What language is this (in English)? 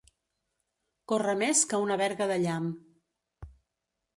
Catalan